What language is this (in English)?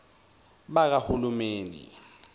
Zulu